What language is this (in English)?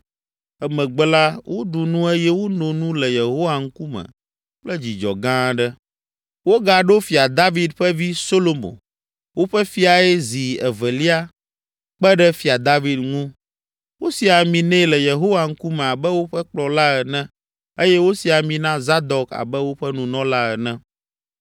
Ewe